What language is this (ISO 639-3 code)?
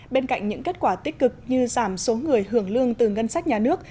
vie